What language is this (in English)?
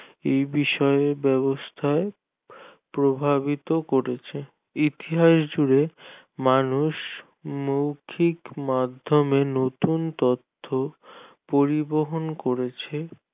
Bangla